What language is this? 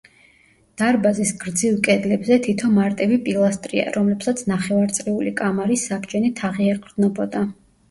Georgian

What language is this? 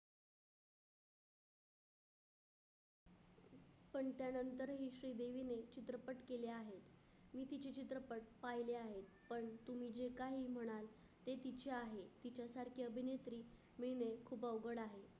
Marathi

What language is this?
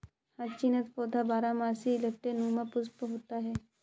Hindi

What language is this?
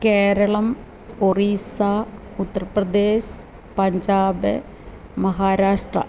Malayalam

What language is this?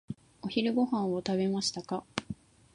Japanese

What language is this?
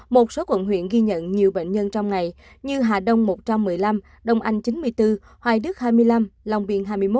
Vietnamese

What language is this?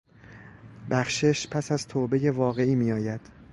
Persian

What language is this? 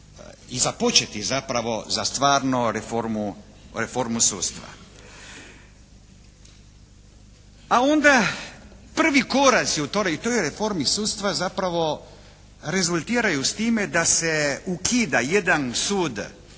Croatian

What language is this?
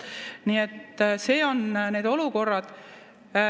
Estonian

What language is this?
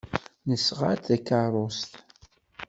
Kabyle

